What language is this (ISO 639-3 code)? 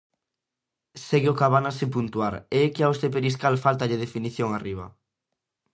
glg